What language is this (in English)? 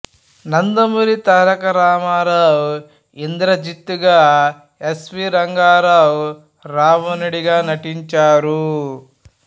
Telugu